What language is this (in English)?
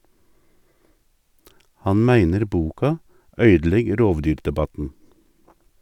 Norwegian